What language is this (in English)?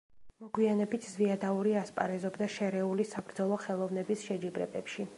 Georgian